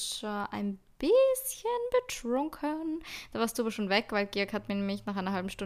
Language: German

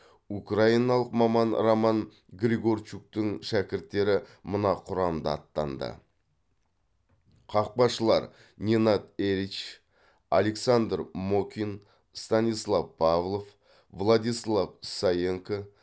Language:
Kazakh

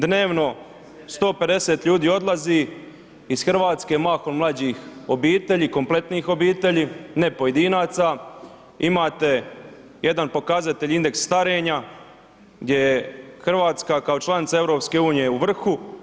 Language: Croatian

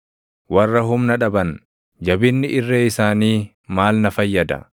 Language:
Oromo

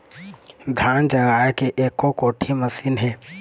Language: Chhattisgarhi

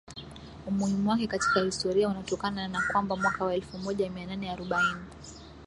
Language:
Swahili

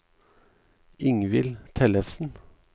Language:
Norwegian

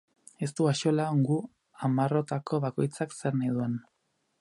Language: Basque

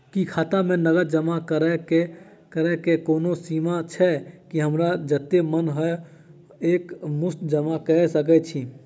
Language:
Maithili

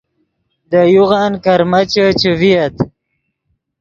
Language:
Yidgha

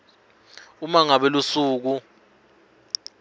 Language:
Swati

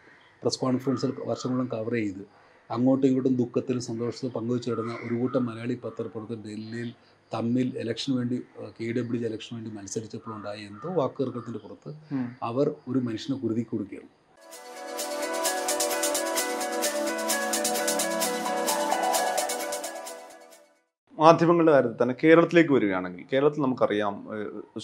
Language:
Malayalam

